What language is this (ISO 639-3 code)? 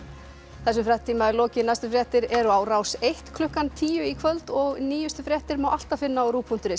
isl